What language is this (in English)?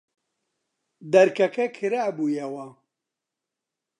Central Kurdish